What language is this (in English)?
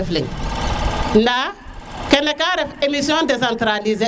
Serer